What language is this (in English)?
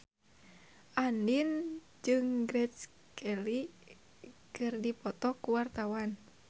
Sundanese